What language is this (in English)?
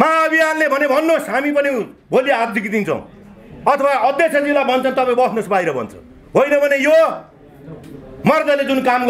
Hindi